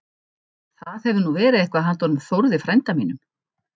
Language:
Icelandic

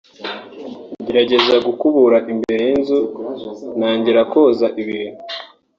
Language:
Kinyarwanda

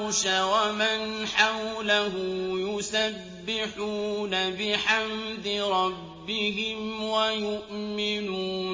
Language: Arabic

